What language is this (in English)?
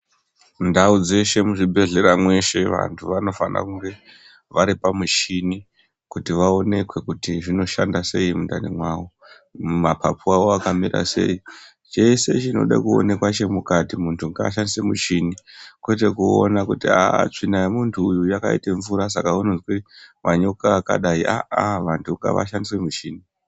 Ndau